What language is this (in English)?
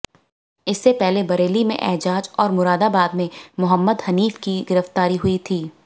Hindi